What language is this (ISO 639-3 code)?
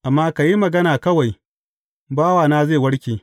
hau